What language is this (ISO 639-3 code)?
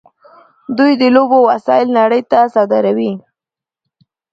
pus